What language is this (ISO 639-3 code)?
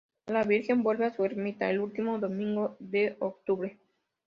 spa